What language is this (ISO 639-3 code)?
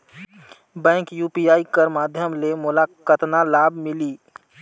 hne